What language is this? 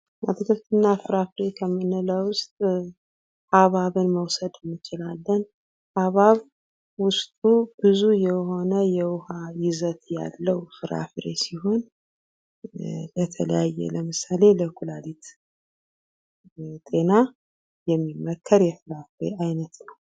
Amharic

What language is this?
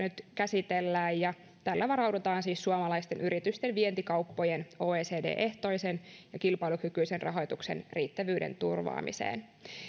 Finnish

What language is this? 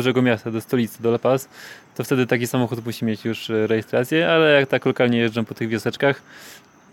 Polish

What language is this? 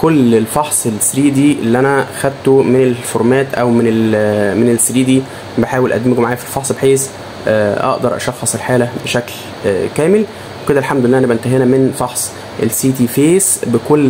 Arabic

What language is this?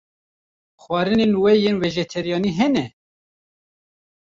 Kurdish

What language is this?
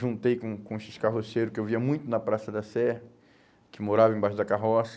Portuguese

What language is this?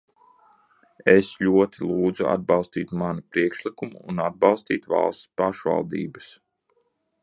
Latvian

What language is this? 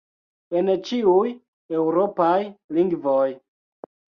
Esperanto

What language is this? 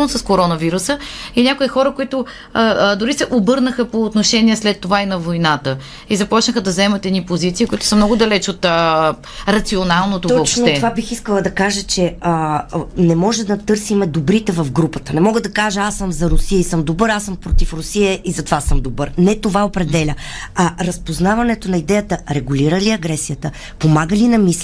Bulgarian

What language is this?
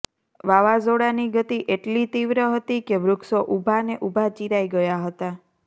Gujarati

